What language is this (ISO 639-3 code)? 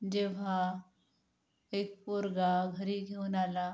mar